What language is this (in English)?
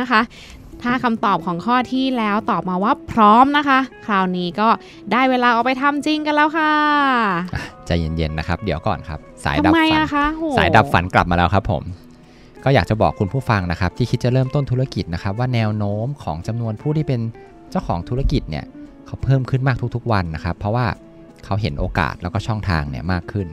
Thai